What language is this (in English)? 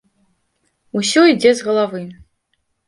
Belarusian